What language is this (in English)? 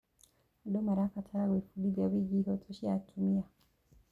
Kikuyu